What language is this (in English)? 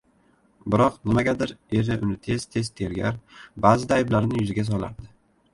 Uzbek